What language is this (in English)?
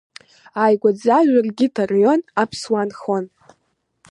Abkhazian